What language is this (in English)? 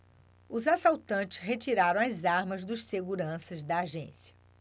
Portuguese